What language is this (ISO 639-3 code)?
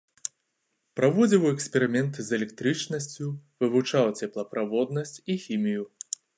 bel